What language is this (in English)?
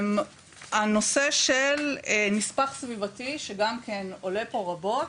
Hebrew